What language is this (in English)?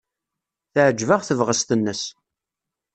Kabyle